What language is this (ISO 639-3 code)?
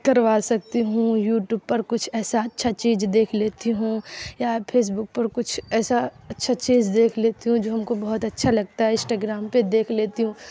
urd